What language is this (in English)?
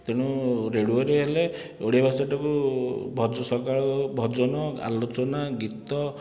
Odia